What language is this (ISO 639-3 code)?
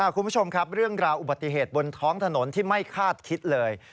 tha